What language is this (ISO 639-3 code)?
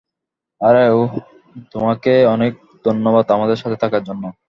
ben